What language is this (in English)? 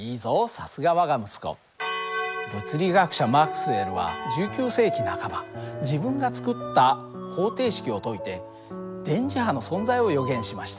Japanese